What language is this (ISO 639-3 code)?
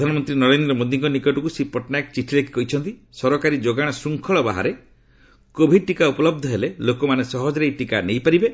ori